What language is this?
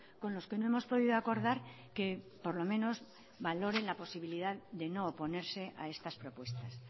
Spanish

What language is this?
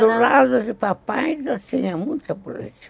Portuguese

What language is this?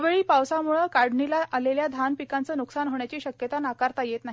Marathi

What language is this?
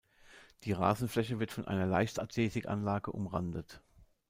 German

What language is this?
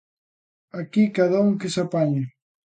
Galician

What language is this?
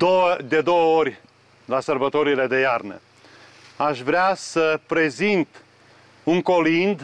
Romanian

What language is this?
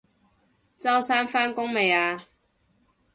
Cantonese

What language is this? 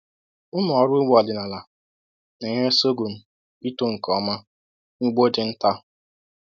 Igbo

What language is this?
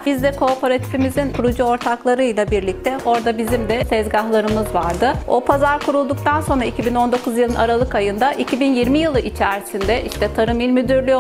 Turkish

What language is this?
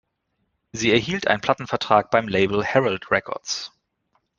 German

